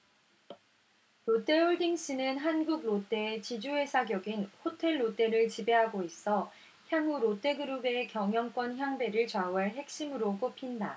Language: Korean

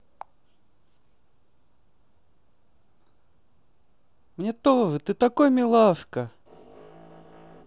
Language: Russian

